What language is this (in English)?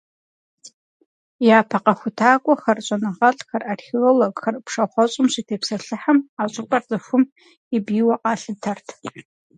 Kabardian